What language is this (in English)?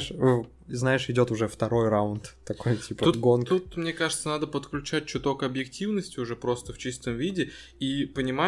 Russian